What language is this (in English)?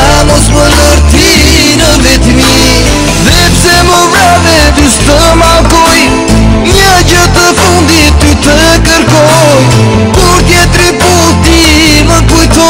Romanian